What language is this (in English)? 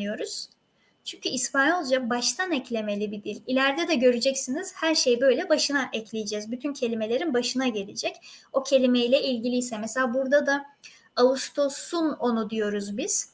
Turkish